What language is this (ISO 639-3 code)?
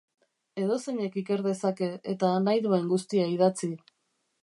eus